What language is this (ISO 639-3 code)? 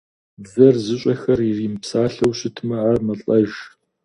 kbd